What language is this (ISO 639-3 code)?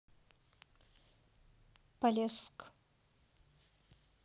rus